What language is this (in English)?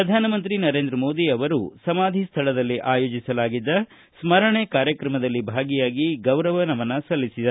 Kannada